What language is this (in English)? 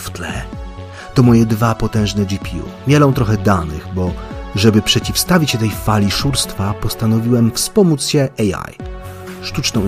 Polish